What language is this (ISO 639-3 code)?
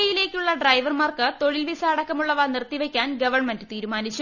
mal